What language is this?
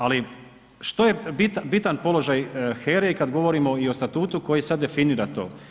Croatian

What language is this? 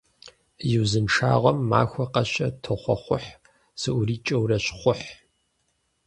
Kabardian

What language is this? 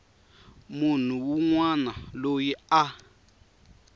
Tsonga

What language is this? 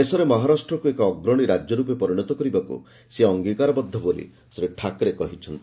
Odia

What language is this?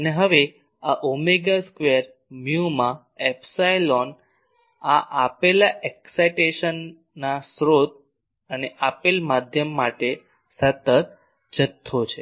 Gujarati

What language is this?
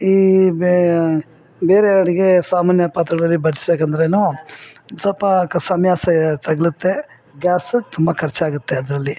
Kannada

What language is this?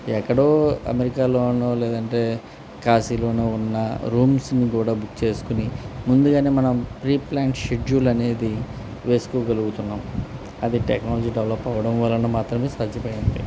Telugu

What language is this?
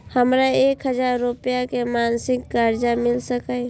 Maithili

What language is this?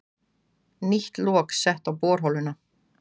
Icelandic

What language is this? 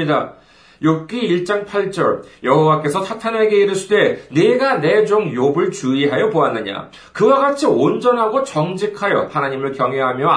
Korean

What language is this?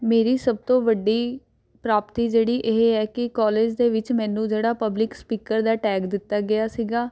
Punjabi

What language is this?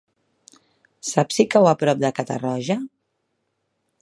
Catalan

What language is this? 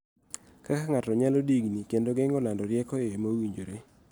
Luo (Kenya and Tanzania)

